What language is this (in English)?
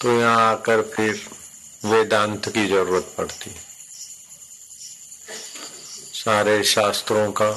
Hindi